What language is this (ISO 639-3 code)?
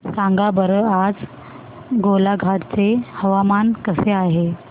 mar